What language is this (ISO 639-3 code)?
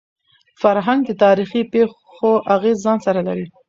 pus